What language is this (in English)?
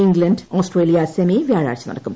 Malayalam